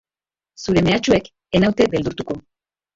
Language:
Basque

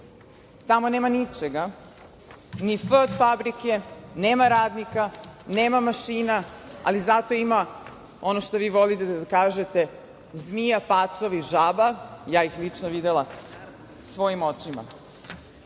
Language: Serbian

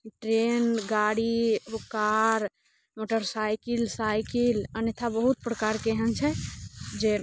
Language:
Maithili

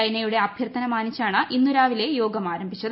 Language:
Malayalam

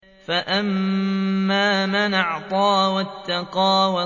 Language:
Arabic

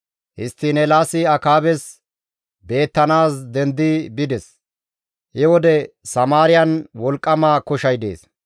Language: Gamo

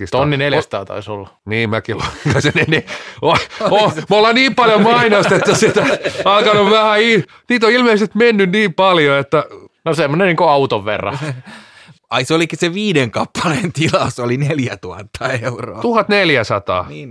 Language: Finnish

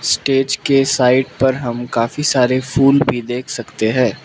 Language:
Hindi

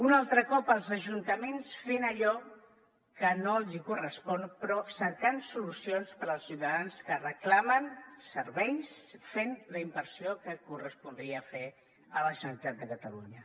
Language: Catalan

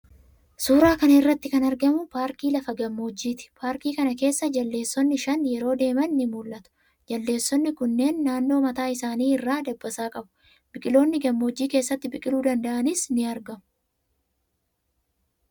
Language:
Oromo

